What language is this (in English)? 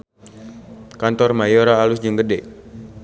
Sundanese